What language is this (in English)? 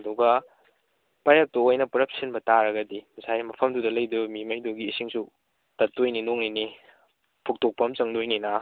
Manipuri